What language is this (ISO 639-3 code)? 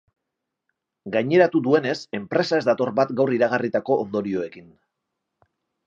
eus